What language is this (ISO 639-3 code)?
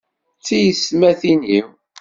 kab